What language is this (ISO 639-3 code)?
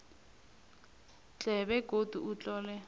nbl